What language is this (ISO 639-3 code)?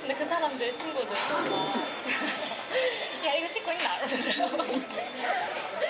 kor